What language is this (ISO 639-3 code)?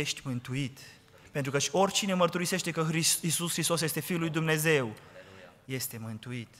ron